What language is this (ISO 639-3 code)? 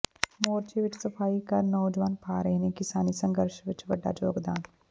pan